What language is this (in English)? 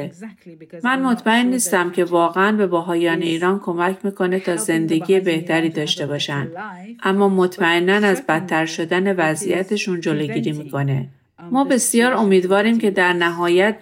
Persian